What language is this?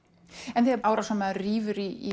Icelandic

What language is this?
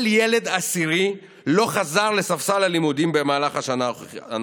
Hebrew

